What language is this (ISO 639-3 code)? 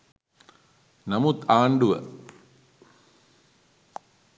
sin